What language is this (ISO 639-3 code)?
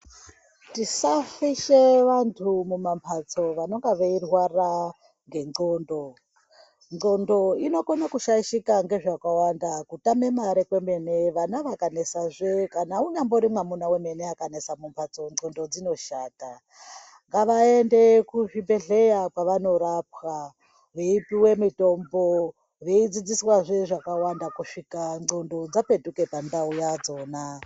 ndc